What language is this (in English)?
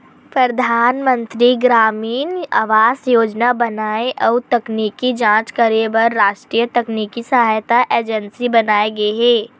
Chhattisgarhi